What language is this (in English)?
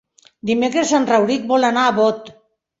Catalan